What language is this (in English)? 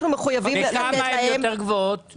Hebrew